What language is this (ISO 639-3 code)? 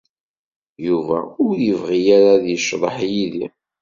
kab